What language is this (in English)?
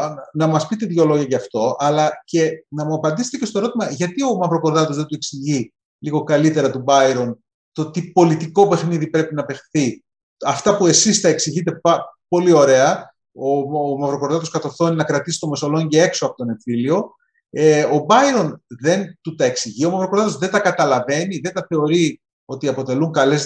Greek